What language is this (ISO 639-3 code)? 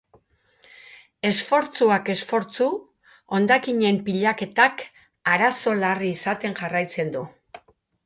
eus